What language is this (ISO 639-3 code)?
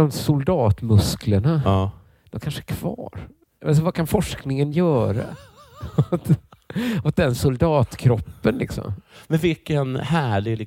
swe